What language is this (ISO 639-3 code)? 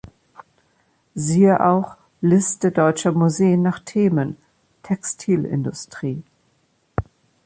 deu